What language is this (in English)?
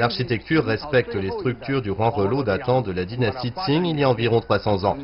French